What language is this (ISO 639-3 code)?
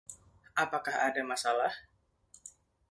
ind